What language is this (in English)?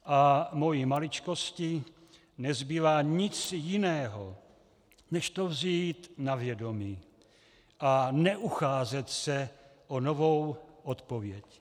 Czech